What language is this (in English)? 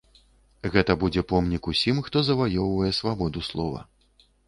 Belarusian